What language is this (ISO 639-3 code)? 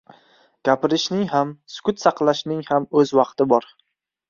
uzb